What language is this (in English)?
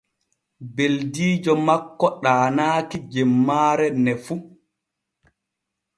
Borgu Fulfulde